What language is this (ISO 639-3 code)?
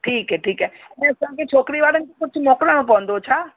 snd